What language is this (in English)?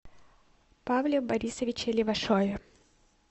Russian